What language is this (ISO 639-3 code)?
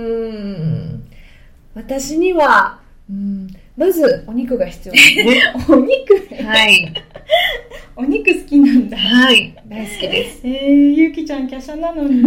jpn